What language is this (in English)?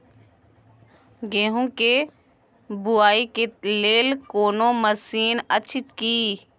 Maithili